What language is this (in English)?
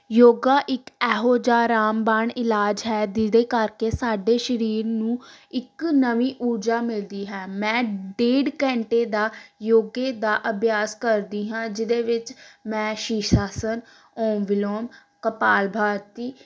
Punjabi